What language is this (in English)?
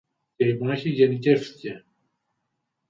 Greek